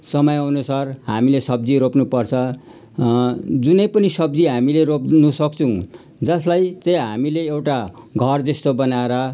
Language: Nepali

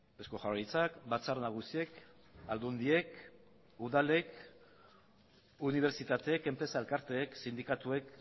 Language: Basque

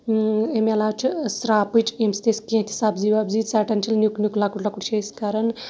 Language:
Kashmiri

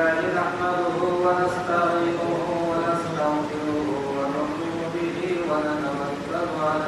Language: Bangla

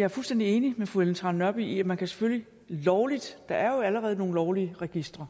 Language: Danish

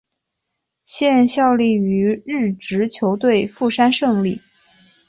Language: Chinese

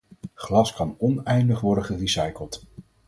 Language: Dutch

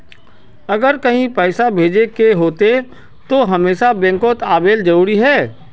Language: Magahi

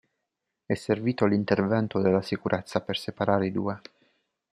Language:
Italian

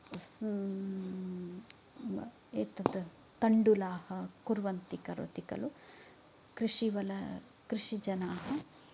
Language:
Sanskrit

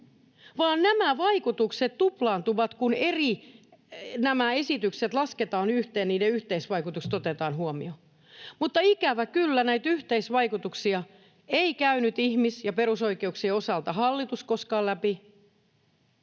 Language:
Finnish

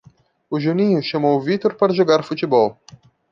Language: Portuguese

